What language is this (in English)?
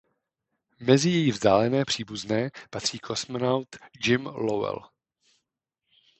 Czech